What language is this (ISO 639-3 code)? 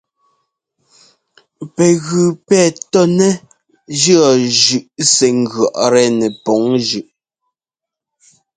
jgo